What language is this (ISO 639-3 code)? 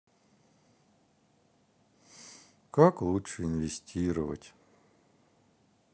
rus